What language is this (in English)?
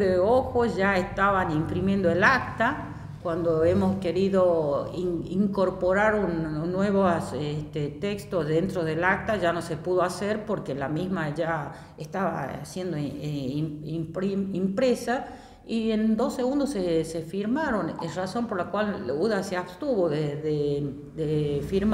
Spanish